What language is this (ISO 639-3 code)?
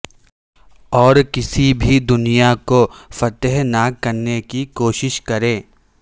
urd